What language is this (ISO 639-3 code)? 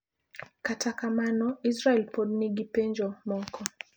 luo